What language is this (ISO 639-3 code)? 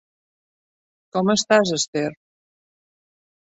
cat